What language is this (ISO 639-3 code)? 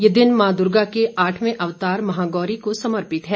hin